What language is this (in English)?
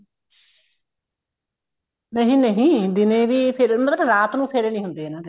Punjabi